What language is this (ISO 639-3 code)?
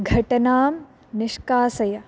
san